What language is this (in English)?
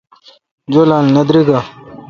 Kalkoti